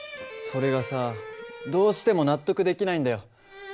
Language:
Japanese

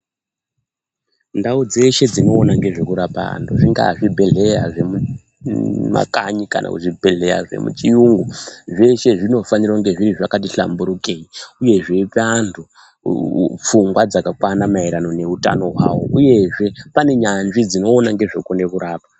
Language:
Ndau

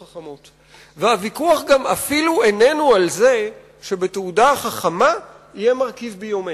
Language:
Hebrew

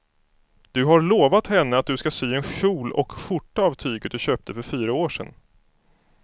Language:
Swedish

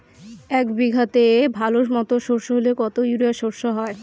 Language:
Bangla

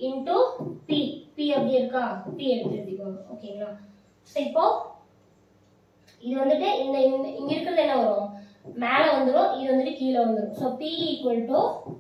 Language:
Tamil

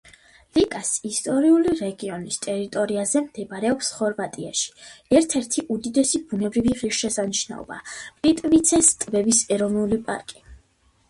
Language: Georgian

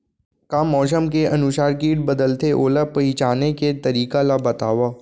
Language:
Chhattisgarhi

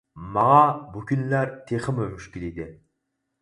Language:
Uyghur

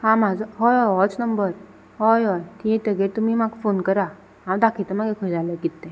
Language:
Konkani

